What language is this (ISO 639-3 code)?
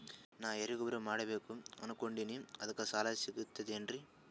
kan